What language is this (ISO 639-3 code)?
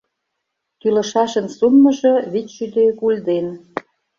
chm